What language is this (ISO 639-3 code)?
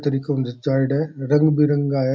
raj